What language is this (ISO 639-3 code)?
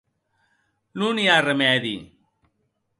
oci